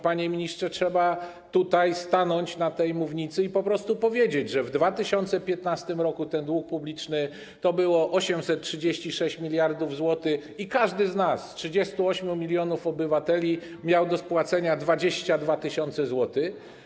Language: Polish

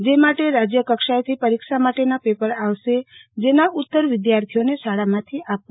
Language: Gujarati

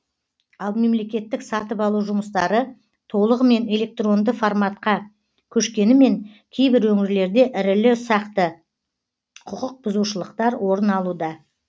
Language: Kazakh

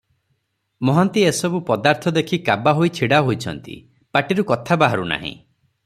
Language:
Odia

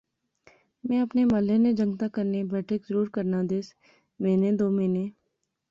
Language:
Pahari-Potwari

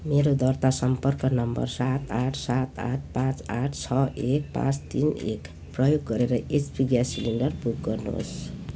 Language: Nepali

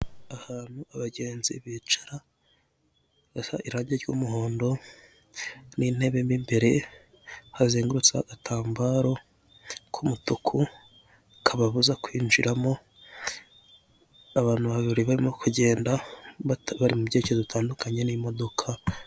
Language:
Kinyarwanda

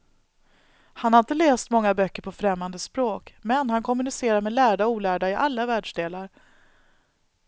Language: Swedish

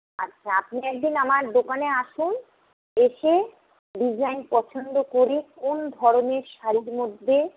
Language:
Bangla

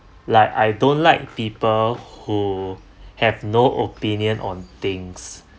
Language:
English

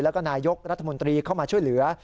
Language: Thai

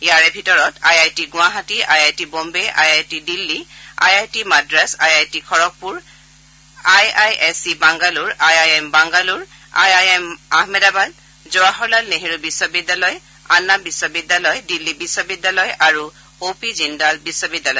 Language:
Assamese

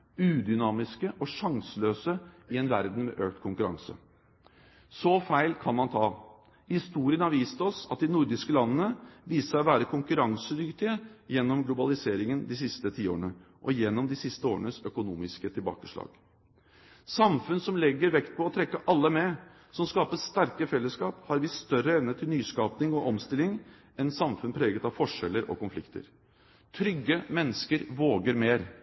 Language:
Norwegian Bokmål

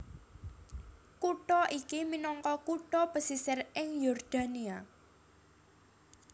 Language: Javanese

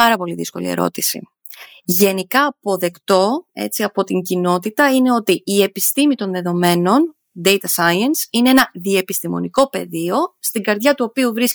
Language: Greek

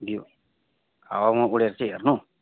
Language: Nepali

